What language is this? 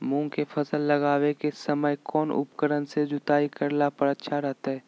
Magahi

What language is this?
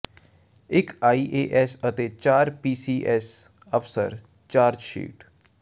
Punjabi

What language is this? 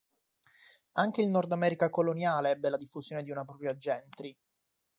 Italian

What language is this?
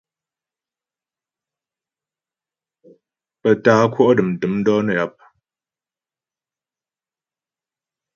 Ghomala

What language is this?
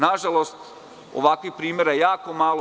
Serbian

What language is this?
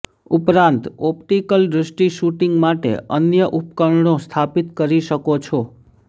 Gujarati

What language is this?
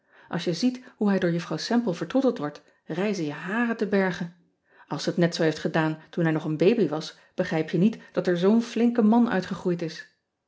Dutch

